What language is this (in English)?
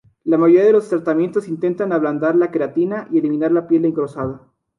Spanish